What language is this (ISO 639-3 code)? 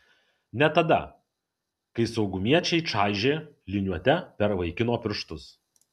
lit